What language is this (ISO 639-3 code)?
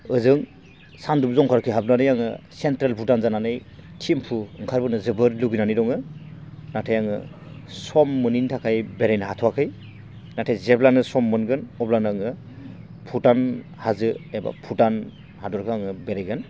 brx